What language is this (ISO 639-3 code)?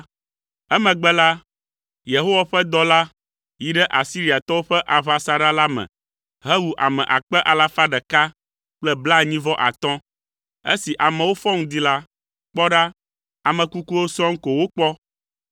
ewe